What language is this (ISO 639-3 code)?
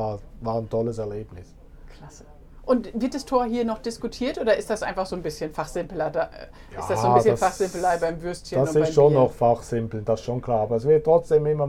deu